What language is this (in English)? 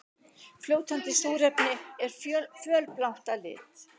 Icelandic